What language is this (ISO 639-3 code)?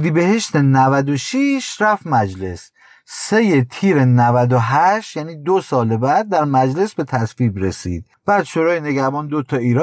fas